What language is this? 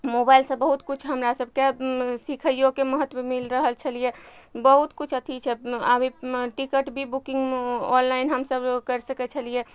Maithili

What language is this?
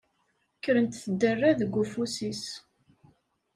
Kabyle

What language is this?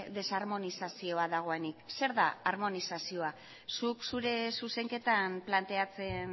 Basque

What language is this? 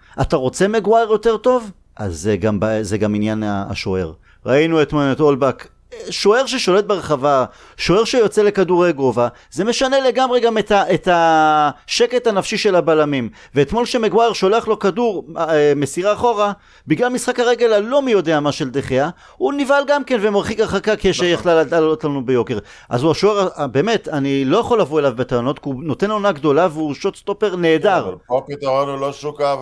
Hebrew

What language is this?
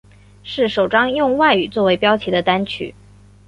Chinese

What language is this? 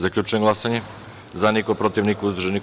Serbian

